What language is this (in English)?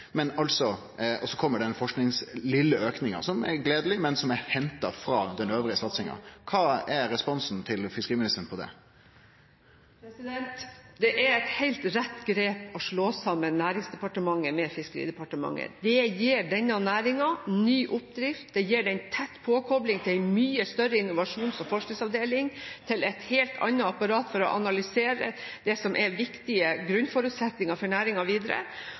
Norwegian